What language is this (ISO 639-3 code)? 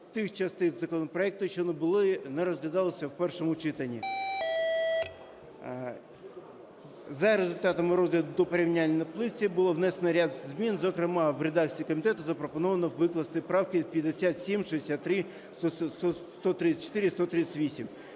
ukr